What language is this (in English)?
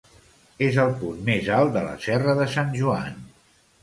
Catalan